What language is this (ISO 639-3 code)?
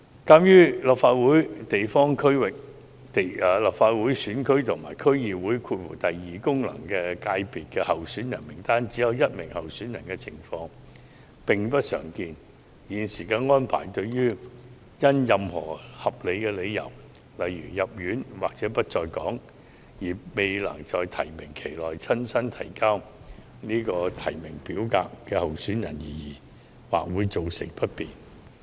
yue